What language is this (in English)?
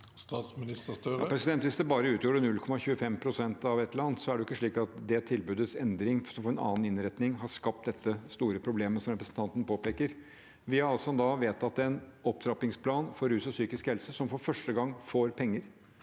Norwegian